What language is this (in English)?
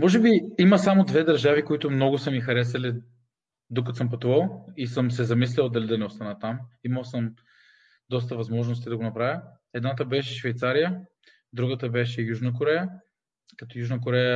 Bulgarian